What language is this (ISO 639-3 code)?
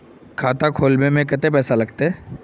mag